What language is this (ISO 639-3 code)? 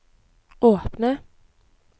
nor